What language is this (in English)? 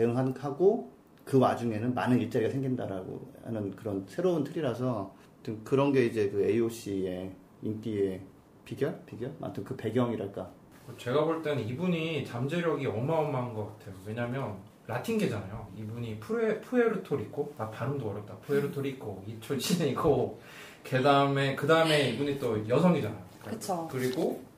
Korean